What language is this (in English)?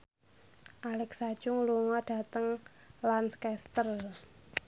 Javanese